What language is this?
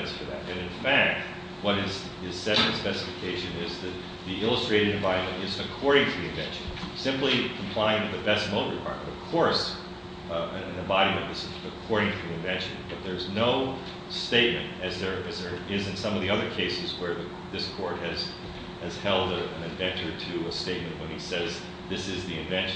English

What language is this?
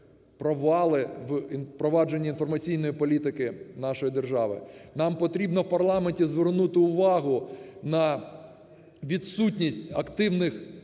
Ukrainian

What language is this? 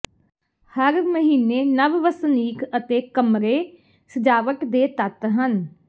Punjabi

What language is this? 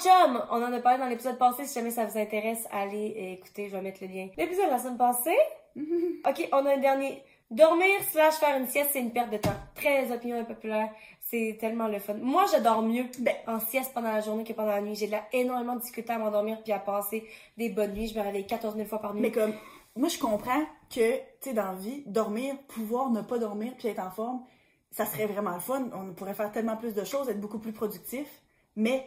French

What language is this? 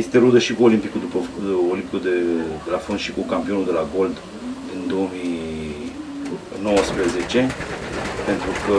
Romanian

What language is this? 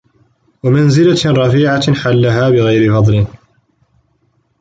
Arabic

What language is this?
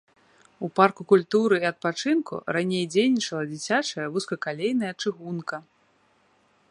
Belarusian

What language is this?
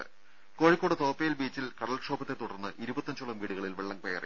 Malayalam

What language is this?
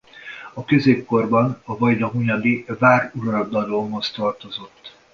Hungarian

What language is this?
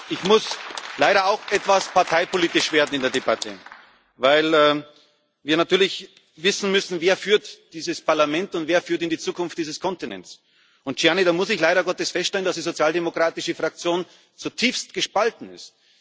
German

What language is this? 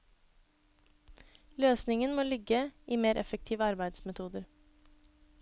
Norwegian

